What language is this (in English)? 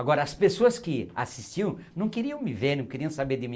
Portuguese